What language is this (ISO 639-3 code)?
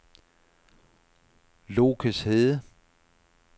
dan